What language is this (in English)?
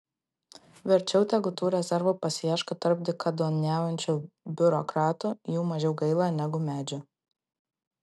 Lithuanian